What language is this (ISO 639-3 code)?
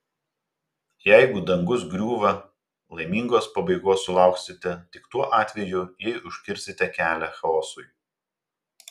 lit